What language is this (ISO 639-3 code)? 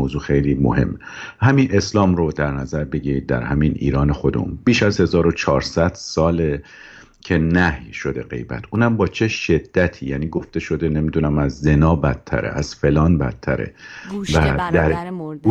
fas